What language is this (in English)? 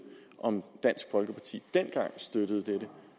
Danish